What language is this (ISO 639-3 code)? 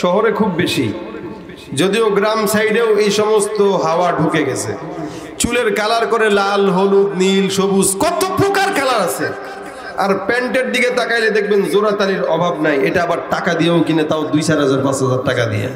ara